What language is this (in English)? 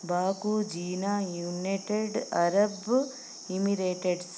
Telugu